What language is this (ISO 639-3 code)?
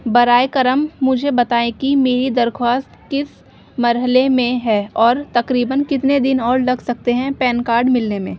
urd